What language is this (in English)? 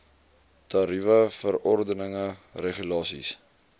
Afrikaans